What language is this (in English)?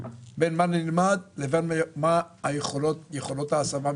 Hebrew